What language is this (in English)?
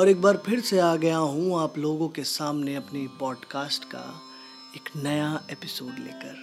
Hindi